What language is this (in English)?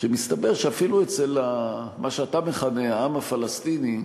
Hebrew